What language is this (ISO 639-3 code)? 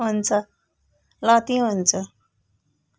nep